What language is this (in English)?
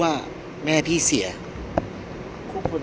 Thai